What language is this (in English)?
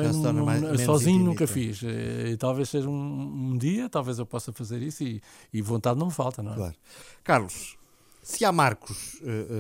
Portuguese